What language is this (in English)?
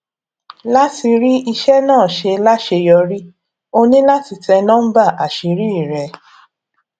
Yoruba